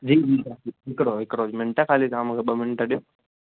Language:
Sindhi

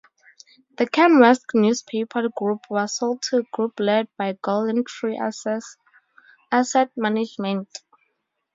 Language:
English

